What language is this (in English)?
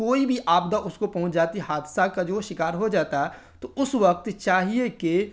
Urdu